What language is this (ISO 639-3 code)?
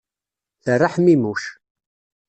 kab